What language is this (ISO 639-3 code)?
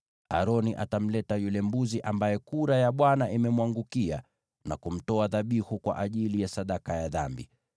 swa